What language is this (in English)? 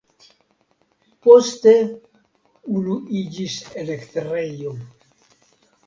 Esperanto